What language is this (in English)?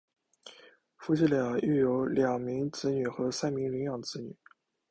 Chinese